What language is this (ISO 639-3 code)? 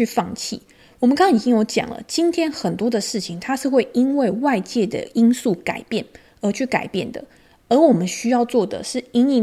zho